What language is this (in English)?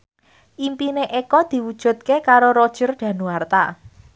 Javanese